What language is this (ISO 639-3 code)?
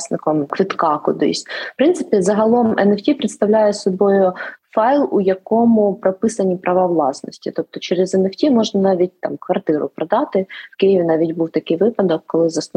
ukr